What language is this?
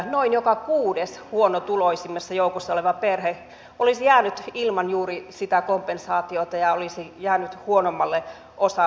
Finnish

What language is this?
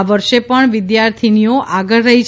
Gujarati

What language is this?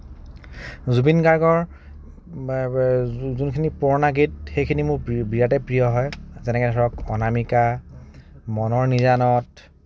Assamese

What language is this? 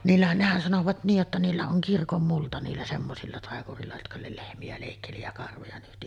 Finnish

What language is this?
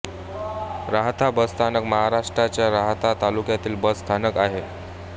Marathi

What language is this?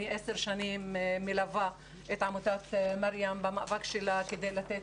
Hebrew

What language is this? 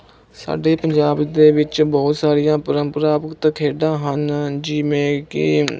Punjabi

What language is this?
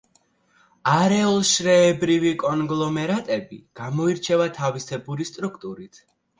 Georgian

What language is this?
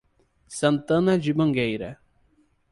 Portuguese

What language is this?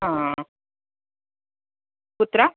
Sanskrit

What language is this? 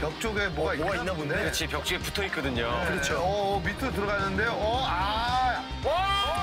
Korean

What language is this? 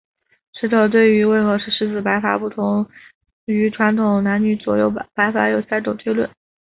Chinese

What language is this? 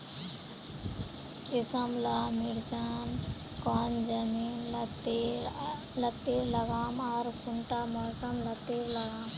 Magahi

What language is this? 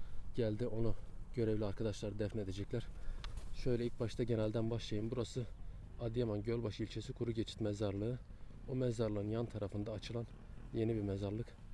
Turkish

